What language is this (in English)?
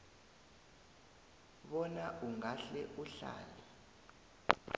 South Ndebele